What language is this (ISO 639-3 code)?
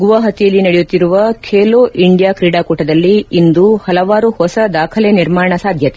kan